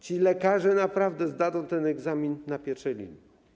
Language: Polish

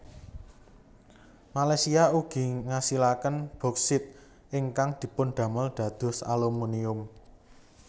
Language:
Javanese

